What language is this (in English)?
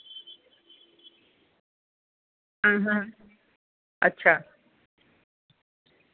Dogri